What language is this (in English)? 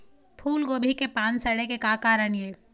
Chhattisgarhi